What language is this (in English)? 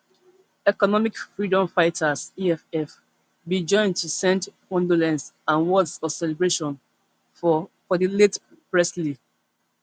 Nigerian Pidgin